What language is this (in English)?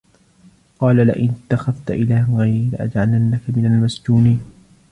Arabic